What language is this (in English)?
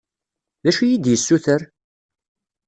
Kabyle